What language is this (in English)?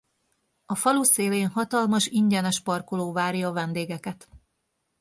Hungarian